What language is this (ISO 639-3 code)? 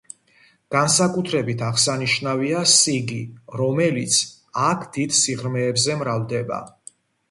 kat